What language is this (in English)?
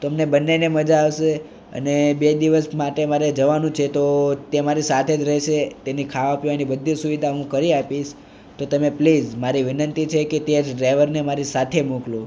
Gujarati